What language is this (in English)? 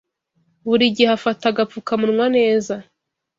Kinyarwanda